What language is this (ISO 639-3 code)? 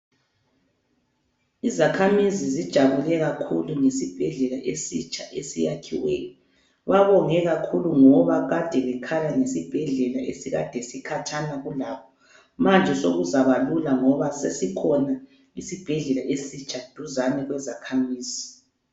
nde